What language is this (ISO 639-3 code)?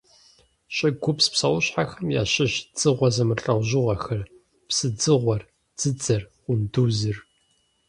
kbd